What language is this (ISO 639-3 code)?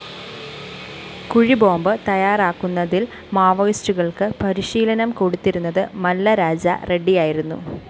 mal